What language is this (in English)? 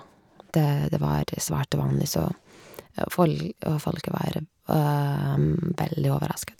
Norwegian